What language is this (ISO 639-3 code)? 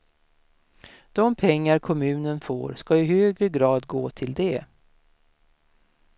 swe